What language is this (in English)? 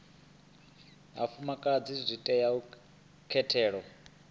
Venda